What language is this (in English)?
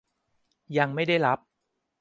Thai